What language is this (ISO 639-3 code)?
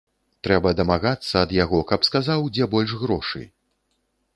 bel